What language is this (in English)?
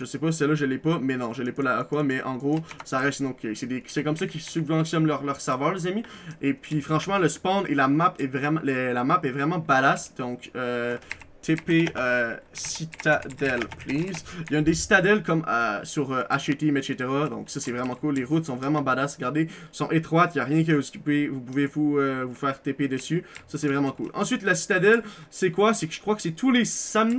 French